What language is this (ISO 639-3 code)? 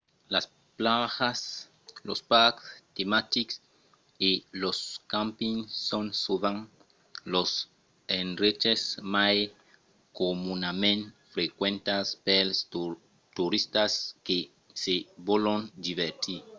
oci